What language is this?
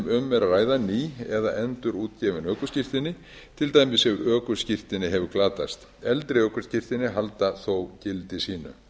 Icelandic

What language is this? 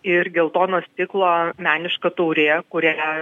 Lithuanian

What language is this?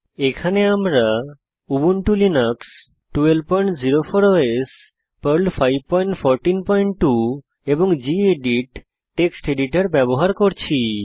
Bangla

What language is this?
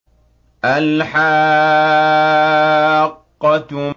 Arabic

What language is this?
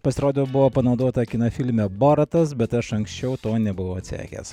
Lithuanian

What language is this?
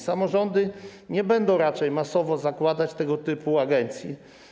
Polish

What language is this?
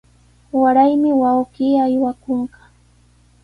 Sihuas Ancash Quechua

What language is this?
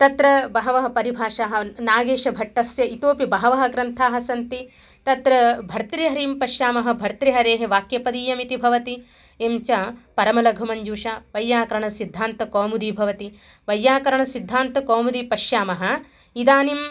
Sanskrit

